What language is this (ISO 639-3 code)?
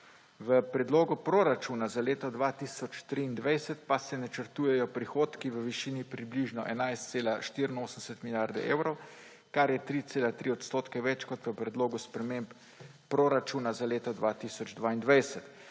slv